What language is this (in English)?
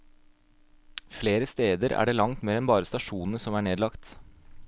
Norwegian